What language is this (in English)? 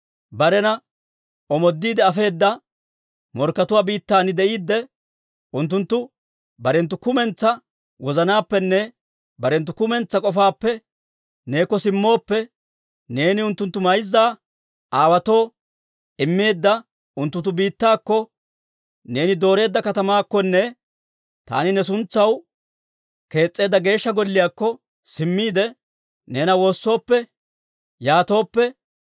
Dawro